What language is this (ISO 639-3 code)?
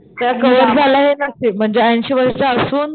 mar